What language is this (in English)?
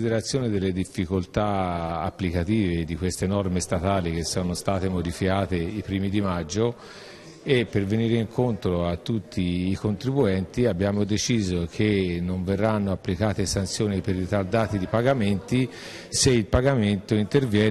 Italian